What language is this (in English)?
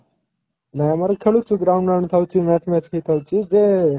Odia